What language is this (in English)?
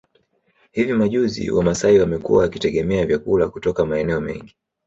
Swahili